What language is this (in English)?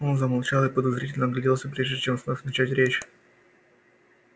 Russian